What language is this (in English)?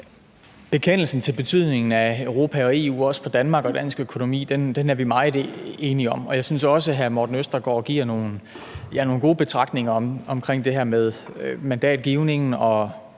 Danish